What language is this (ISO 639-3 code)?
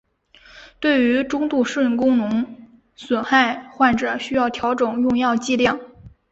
zho